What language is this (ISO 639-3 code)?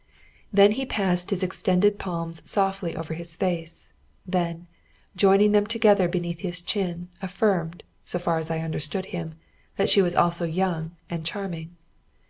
eng